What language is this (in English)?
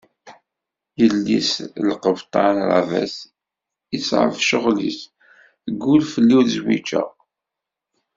Kabyle